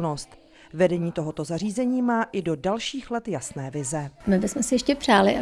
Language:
Czech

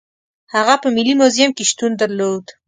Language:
Pashto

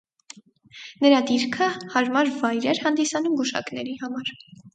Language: Armenian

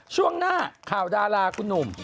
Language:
Thai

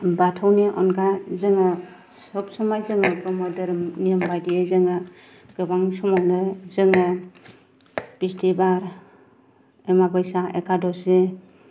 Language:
Bodo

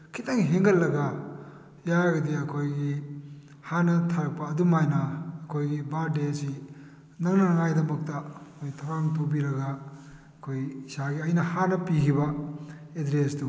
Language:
Manipuri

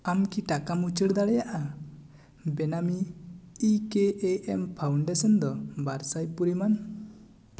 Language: Santali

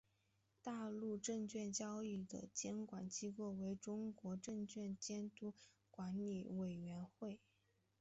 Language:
Chinese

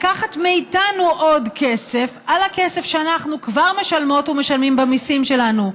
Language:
Hebrew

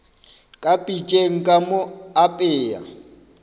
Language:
Northern Sotho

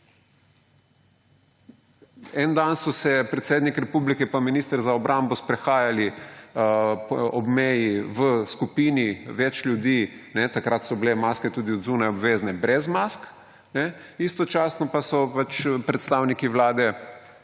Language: Slovenian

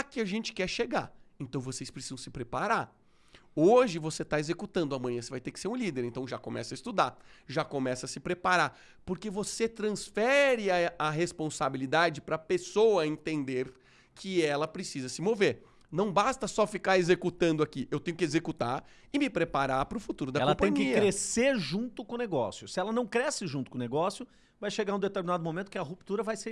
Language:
Portuguese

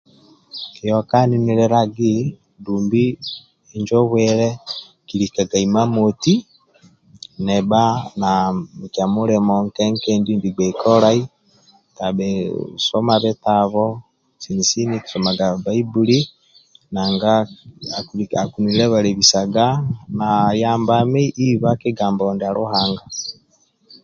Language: Amba (Uganda)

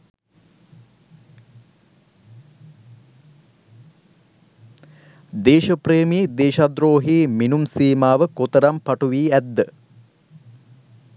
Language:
Sinhala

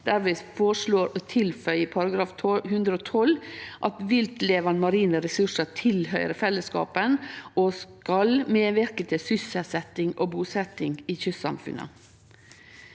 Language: Norwegian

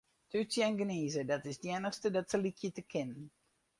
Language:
Western Frisian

